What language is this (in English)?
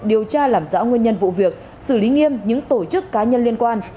Vietnamese